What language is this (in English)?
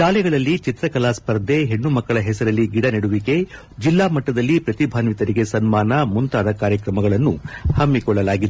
Kannada